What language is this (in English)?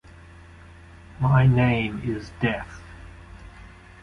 English